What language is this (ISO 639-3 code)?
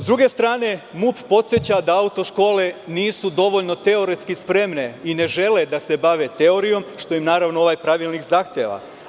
srp